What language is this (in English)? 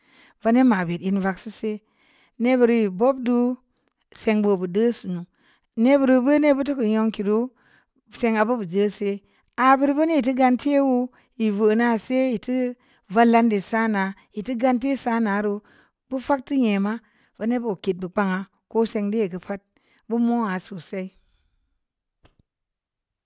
Samba Leko